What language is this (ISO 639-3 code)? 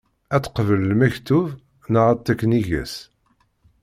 kab